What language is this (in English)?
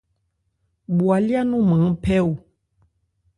Ebrié